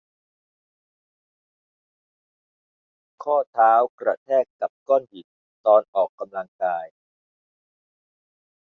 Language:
Thai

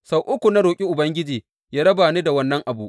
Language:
Hausa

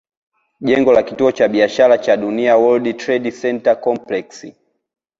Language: Swahili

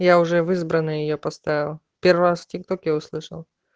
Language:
Russian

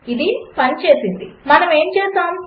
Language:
Telugu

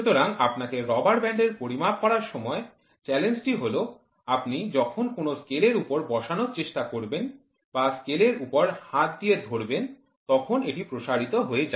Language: Bangla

